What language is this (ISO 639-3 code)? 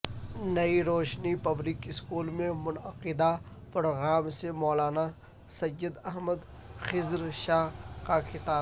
urd